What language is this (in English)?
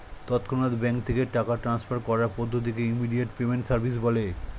Bangla